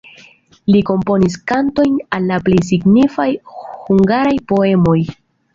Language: Esperanto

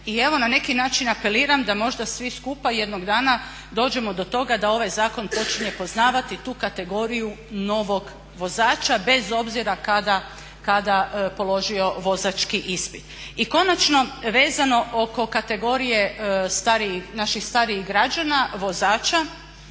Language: Croatian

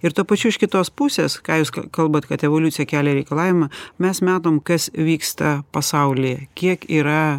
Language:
Lithuanian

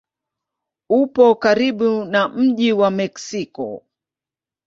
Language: Swahili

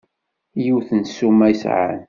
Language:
Kabyle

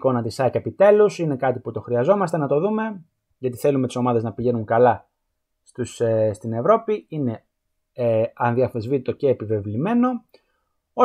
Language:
Greek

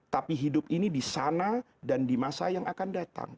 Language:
Indonesian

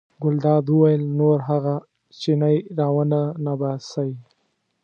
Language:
Pashto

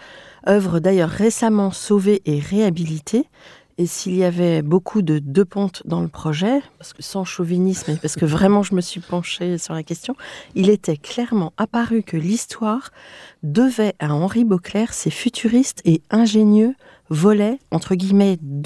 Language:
French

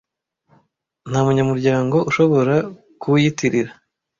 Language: Kinyarwanda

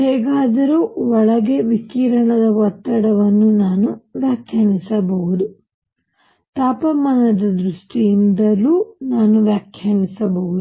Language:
Kannada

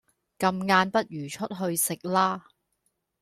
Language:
Cantonese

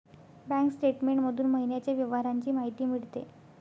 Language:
Marathi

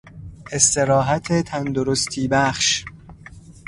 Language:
Persian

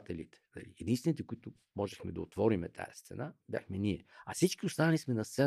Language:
Bulgarian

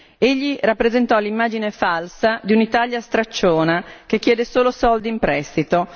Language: Italian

